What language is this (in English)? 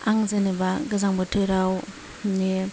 Bodo